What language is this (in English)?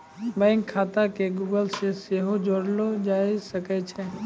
Maithili